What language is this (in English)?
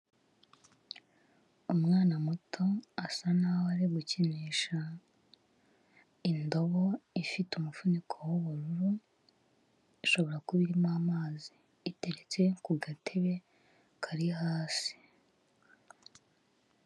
Kinyarwanda